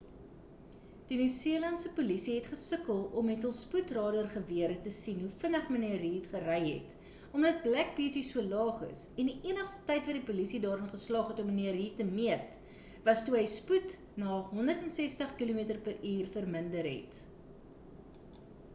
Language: Afrikaans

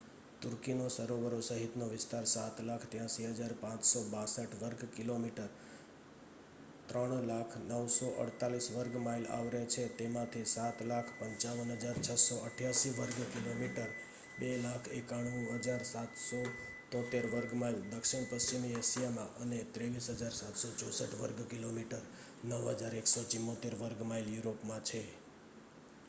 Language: Gujarati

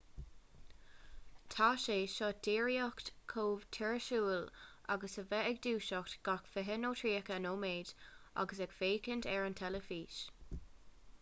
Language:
Irish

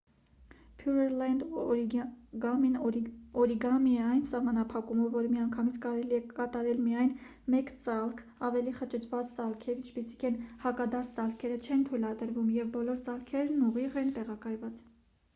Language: Armenian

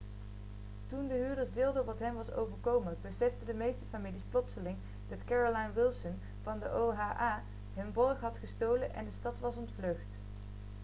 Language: Dutch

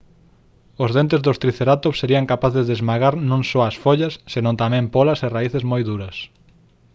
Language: Galician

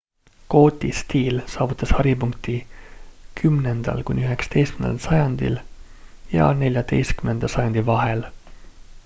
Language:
Estonian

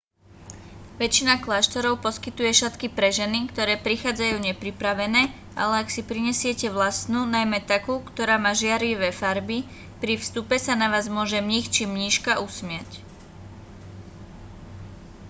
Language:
Slovak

